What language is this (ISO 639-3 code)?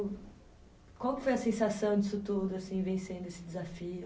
por